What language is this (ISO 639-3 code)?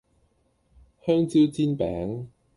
yue